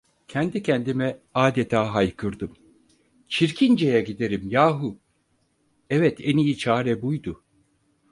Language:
Turkish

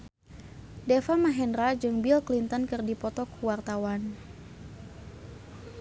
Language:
Sundanese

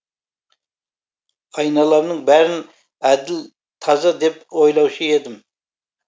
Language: Kazakh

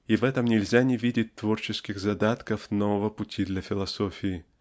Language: Russian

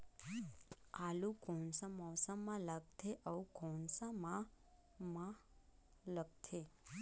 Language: Chhattisgarhi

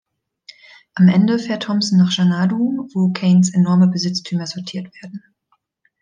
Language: German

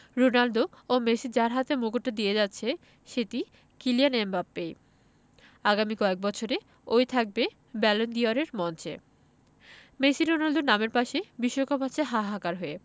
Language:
Bangla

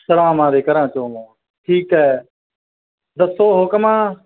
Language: Punjabi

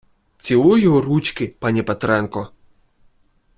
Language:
Ukrainian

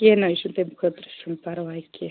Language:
Kashmiri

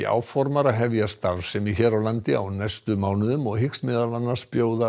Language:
Icelandic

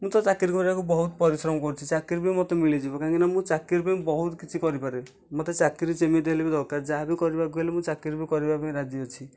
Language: Odia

